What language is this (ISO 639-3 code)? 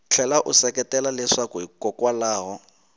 tso